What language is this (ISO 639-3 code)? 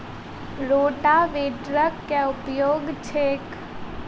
mai